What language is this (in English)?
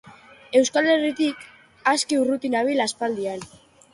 Basque